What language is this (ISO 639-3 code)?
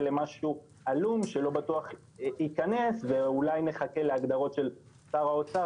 heb